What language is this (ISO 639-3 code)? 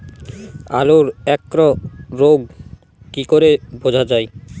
ben